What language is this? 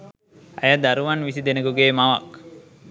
Sinhala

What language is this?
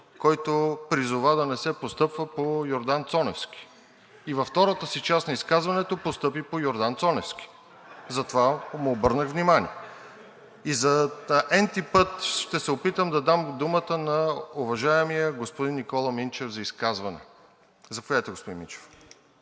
Bulgarian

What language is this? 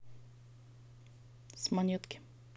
Russian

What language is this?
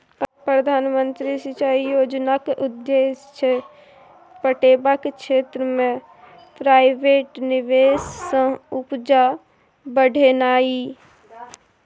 Maithili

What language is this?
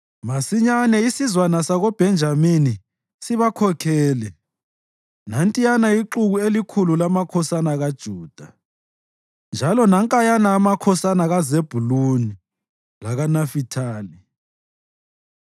North Ndebele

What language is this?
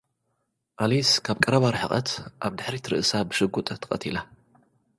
Tigrinya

